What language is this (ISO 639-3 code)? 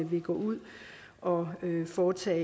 dan